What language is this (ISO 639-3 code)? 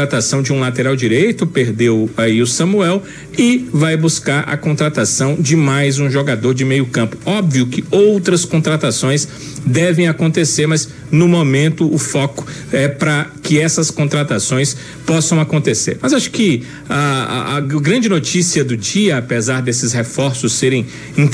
por